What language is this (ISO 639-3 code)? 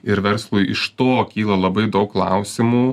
lit